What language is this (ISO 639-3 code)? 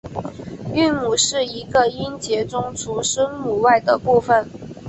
zho